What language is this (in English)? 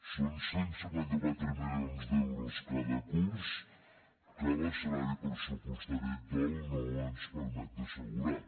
Catalan